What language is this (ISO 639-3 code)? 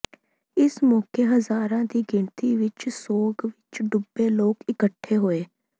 pan